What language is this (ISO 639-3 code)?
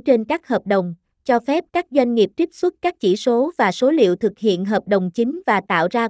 vie